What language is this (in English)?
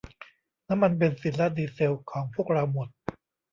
Thai